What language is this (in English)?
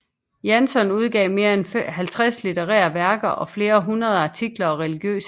Danish